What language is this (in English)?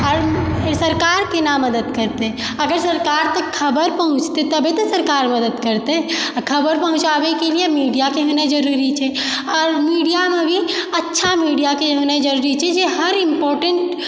Maithili